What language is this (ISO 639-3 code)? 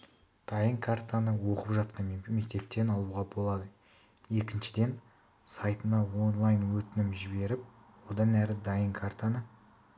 kaz